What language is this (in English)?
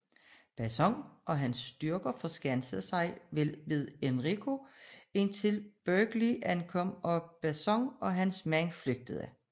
Danish